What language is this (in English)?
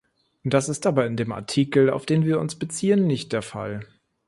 German